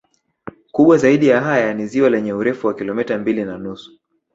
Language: Swahili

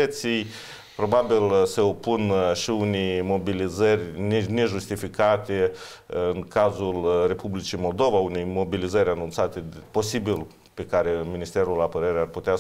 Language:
Romanian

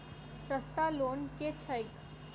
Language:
Maithili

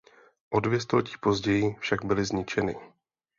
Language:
Czech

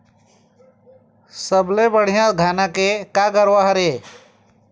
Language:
Chhattisgarhi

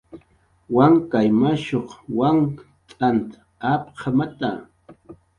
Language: Jaqaru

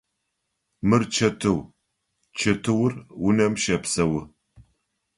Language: Adyghe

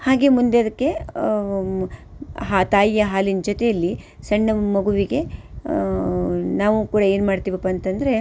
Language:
Kannada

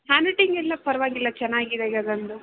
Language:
Kannada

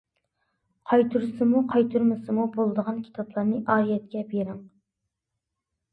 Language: Uyghur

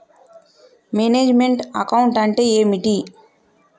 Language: Telugu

